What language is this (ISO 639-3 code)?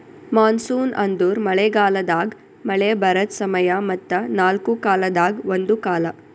kan